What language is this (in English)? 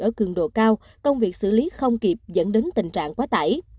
Vietnamese